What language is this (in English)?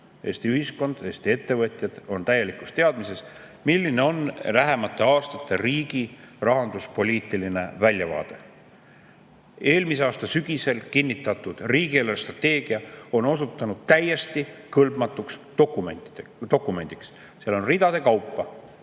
Estonian